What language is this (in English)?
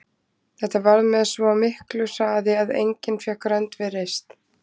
Icelandic